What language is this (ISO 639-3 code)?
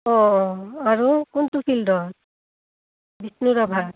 asm